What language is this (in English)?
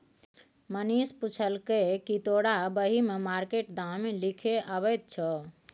Maithili